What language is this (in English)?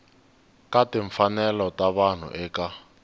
Tsonga